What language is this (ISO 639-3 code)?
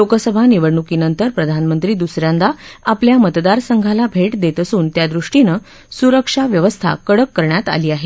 mar